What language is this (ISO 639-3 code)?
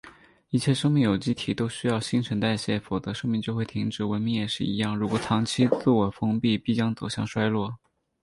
zho